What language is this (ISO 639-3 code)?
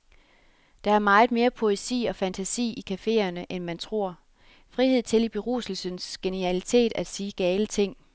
dan